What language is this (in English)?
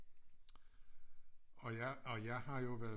Danish